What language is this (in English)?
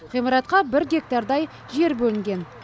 Kazakh